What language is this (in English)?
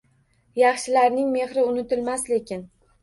Uzbek